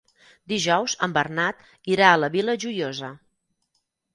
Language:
Catalan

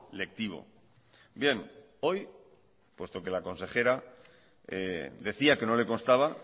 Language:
Spanish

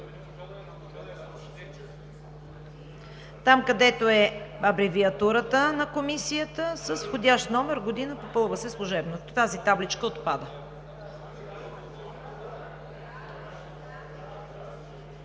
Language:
Bulgarian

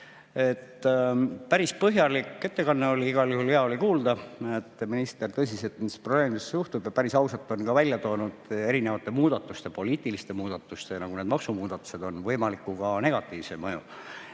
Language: Estonian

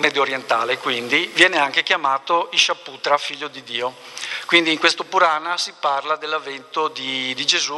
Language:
Italian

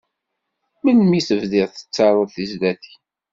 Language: Kabyle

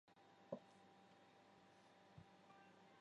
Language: Chinese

